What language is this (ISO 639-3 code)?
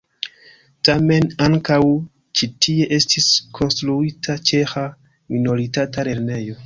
epo